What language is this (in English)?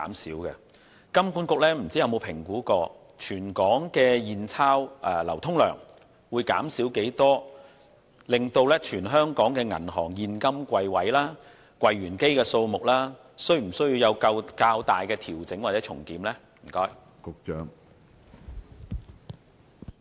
Cantonese